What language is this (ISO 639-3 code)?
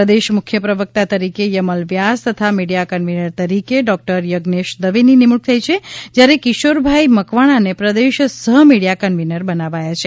guj